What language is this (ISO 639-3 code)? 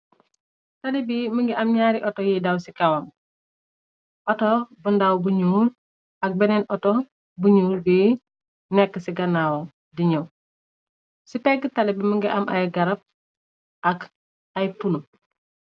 wol